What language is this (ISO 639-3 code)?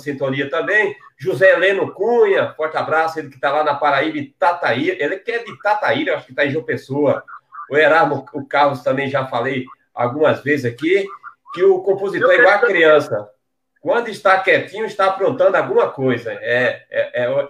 por